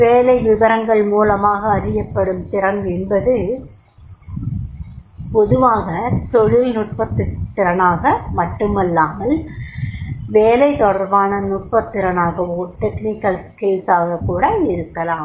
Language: Tamil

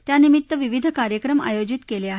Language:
Marathi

